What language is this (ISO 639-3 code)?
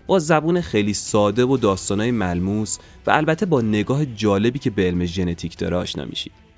fas